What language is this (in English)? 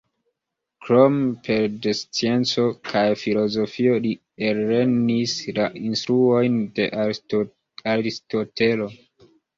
Esperanto